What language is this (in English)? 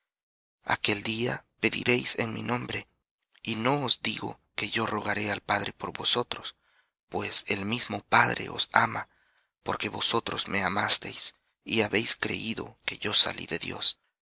Spanish